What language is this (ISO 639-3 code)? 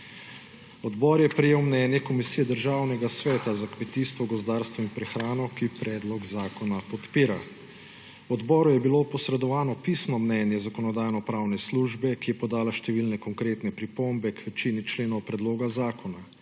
slv